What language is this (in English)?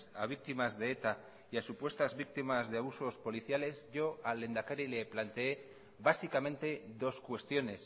Spanish